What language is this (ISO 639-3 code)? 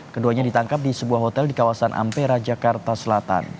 ind